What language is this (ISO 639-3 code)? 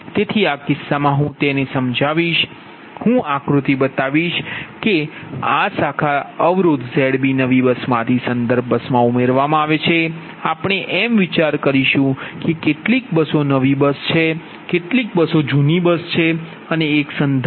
guj